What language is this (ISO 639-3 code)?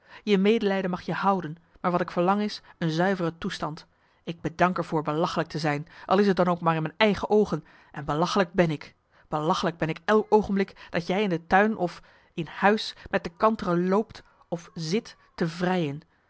nld